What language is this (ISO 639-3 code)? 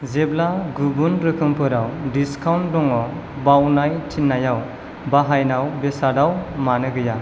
brx